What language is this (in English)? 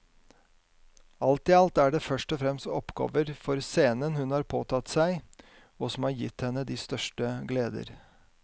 Norwegian